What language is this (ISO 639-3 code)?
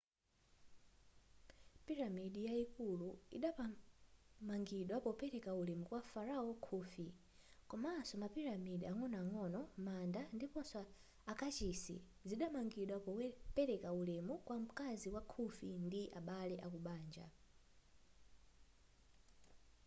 nya